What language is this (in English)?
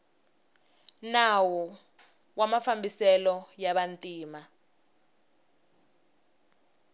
Tsonga